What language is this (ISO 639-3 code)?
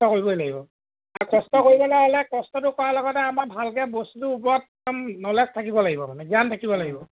asm